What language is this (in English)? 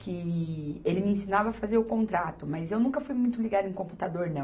Portuguese